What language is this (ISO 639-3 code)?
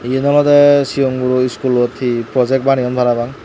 ccp